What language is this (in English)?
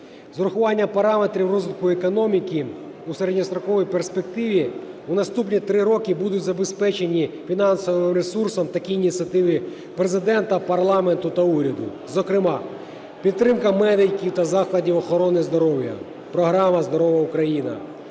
Ukrainian